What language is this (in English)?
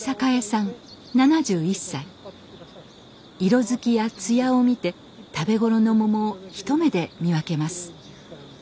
Japanese